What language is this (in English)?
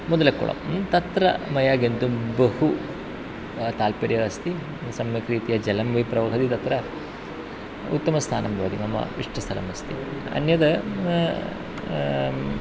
Sanskrit